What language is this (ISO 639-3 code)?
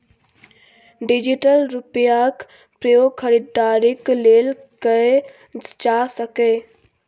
mai